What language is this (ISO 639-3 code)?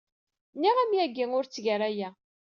kab